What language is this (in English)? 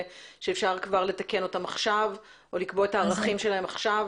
Hebrew